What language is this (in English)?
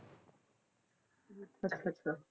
Punjabi